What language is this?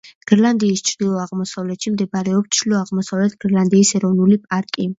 Georgian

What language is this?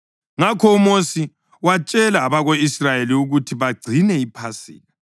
North Ndebele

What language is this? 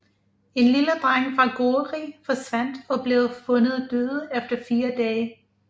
Danish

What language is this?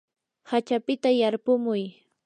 Yanahuanca Pasco Quechua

